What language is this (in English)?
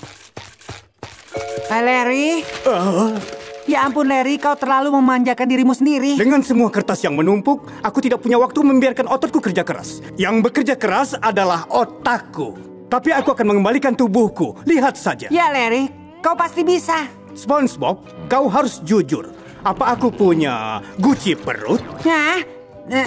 Indonesian